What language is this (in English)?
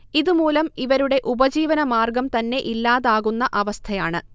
Malayalam